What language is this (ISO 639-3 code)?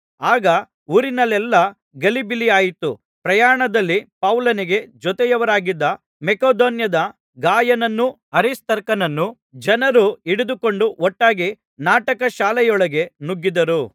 kan